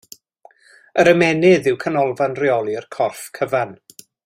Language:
Welsh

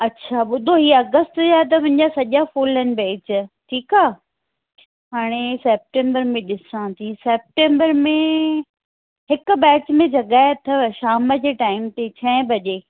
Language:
Sindhi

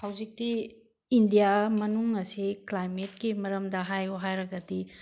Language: Manipuri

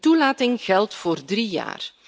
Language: Dutch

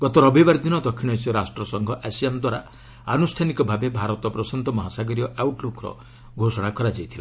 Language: Odia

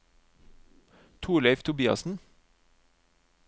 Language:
Norwegian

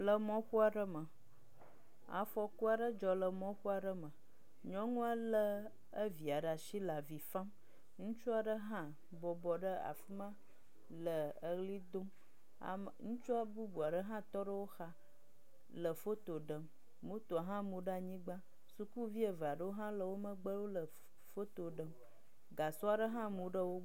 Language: Ewe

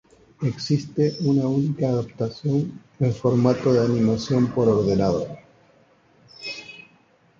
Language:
Spanish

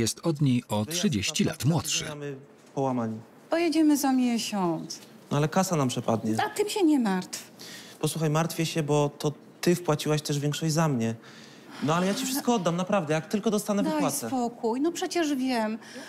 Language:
Polish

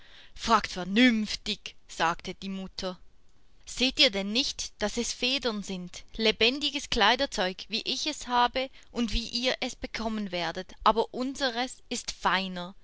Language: German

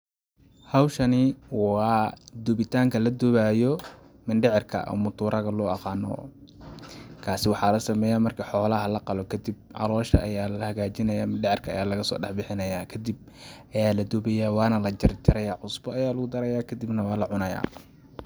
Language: Somali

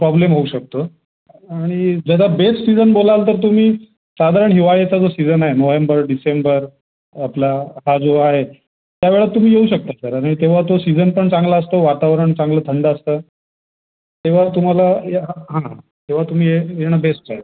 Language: Marathi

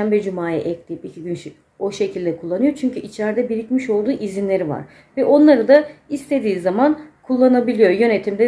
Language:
Turkish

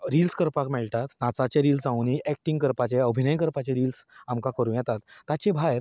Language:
Konkani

